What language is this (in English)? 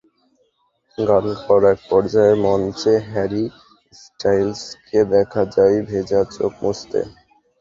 Bangla